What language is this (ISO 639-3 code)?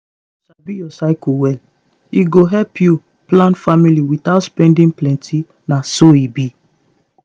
pcm